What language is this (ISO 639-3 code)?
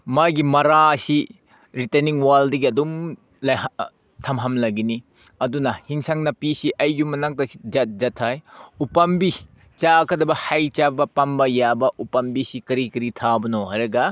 mni